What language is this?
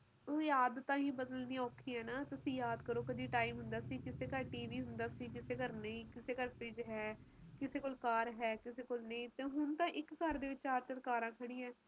Punjabi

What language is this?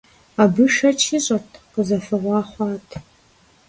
Kabardian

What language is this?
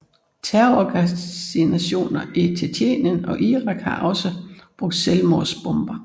Danish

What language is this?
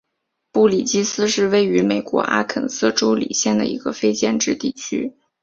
Chinese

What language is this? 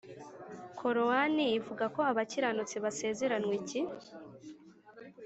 Kinyarwanda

